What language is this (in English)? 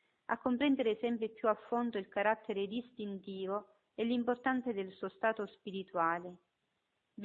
Italian